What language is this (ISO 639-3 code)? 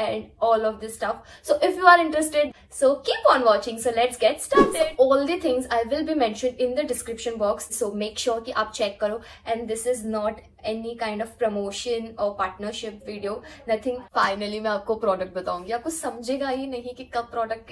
hin